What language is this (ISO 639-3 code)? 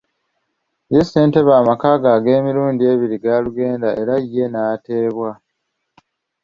lug